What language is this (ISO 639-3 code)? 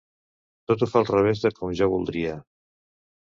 cat